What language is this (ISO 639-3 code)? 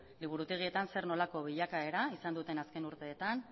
eus